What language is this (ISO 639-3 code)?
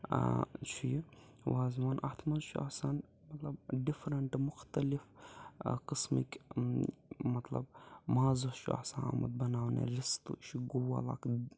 kas